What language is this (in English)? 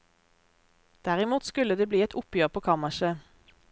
Norwegian